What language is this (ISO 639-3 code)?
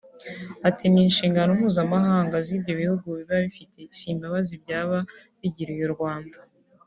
kin